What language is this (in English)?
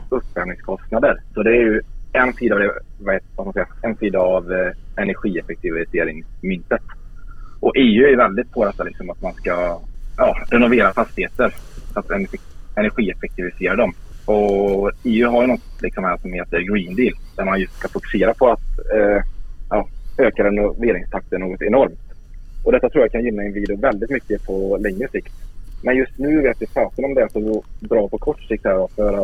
Swedish